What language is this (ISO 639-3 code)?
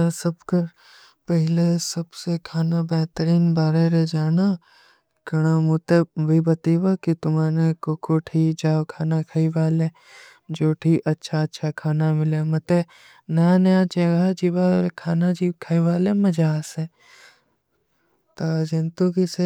uki